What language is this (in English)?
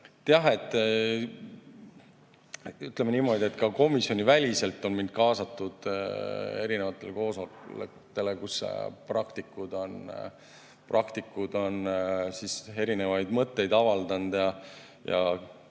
Estonian